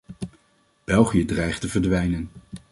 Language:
Dutch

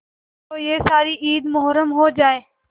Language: Hindi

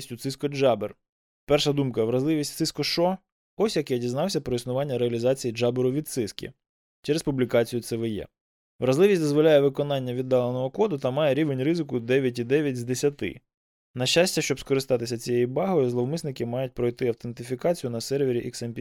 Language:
Ukrainian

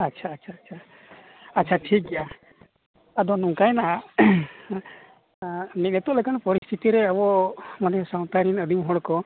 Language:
Santali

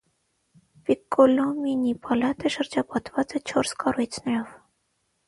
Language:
Armenian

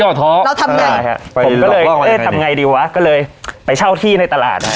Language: Thai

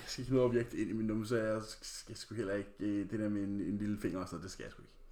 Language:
Danish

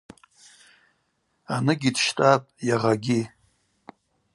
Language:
Abaza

